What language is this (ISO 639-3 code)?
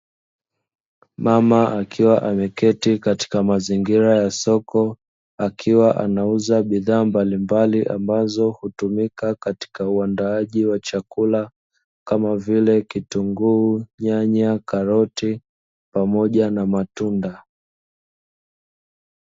swa